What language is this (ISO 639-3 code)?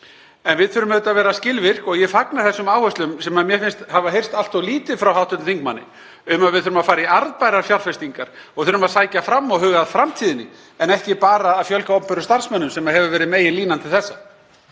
isl